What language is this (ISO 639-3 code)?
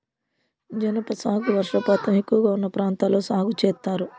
tel